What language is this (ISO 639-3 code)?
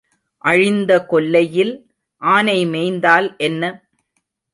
tam